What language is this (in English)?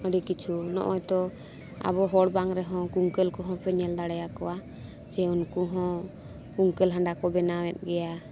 Santali